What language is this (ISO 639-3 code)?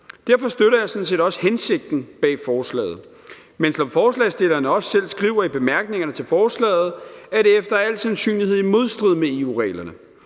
dan